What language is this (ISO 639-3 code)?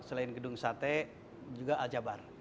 ind